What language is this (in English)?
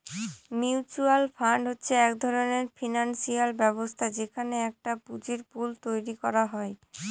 Bangla